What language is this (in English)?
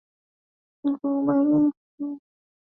Swahili